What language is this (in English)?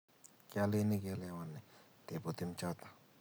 Kalenjin